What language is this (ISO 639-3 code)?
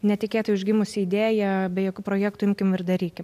lit